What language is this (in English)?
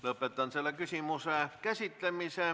Estonian